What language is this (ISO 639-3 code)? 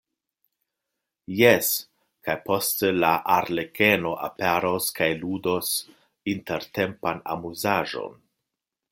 epo